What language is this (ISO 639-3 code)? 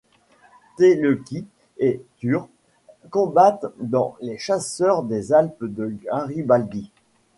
fra